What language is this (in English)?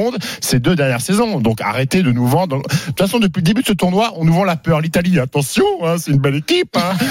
French